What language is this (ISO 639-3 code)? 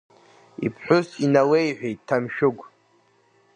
abk